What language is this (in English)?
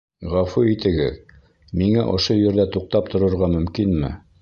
Bashkir